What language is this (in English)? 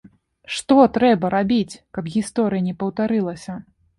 Belarusian